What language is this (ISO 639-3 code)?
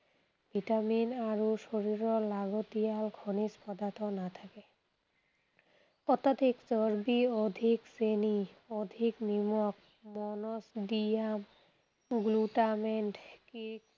asm